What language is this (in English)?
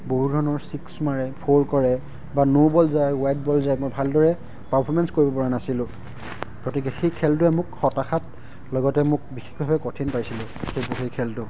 Assamese